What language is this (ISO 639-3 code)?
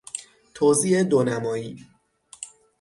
fas